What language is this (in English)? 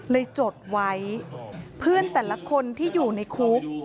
Thai